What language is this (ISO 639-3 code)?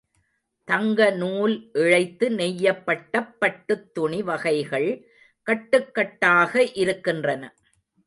tam